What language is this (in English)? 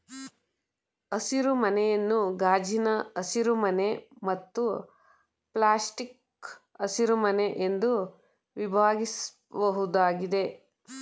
Kannada